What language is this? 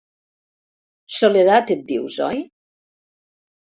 Catalan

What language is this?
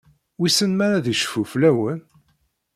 Kabyle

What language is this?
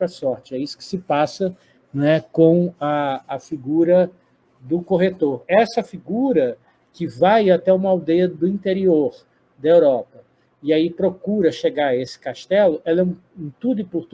Portuguese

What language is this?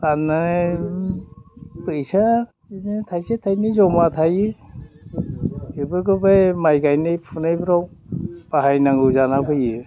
Bodo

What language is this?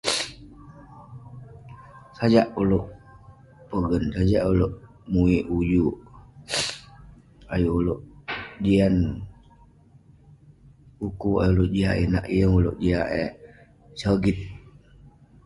Western Penan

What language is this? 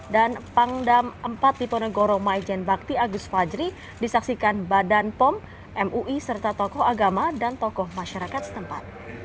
Indonesian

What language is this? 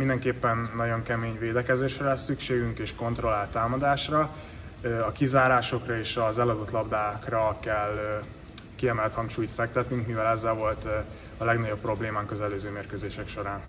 Hungarian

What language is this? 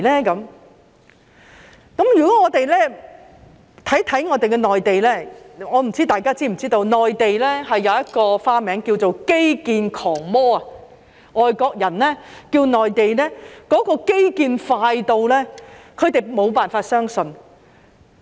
Cantonese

